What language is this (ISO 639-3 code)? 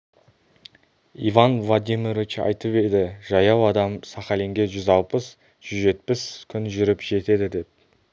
kaz